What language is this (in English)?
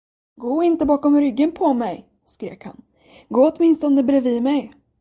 Swedish